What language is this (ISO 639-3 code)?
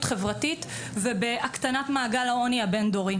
heb